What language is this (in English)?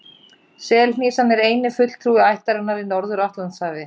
Icelandic